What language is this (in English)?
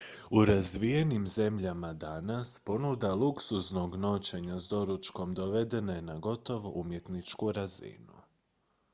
Croatian